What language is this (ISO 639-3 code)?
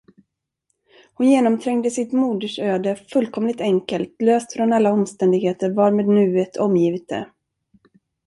swe